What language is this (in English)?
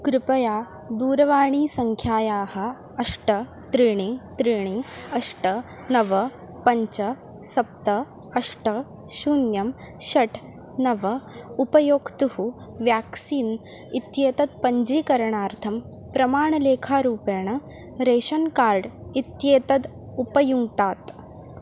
Sanskrit